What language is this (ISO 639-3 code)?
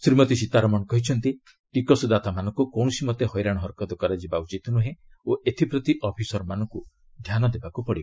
ori